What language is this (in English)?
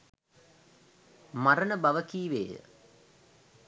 Sinhala